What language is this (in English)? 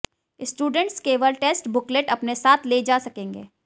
Hindi